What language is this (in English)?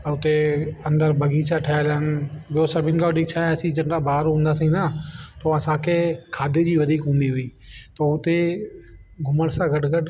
Sindhi